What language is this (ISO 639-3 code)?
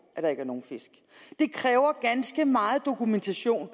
dan